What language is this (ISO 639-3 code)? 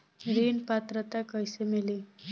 bho